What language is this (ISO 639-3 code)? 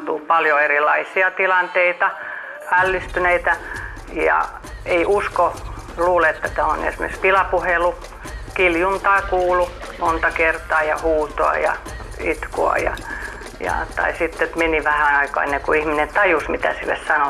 fin